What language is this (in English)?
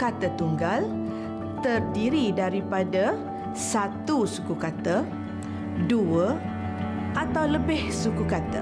Malay